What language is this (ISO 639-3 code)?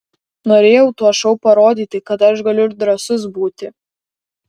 lit